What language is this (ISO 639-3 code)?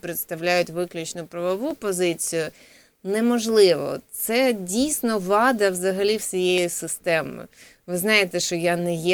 ukr